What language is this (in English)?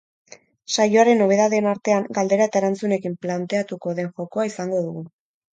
Basque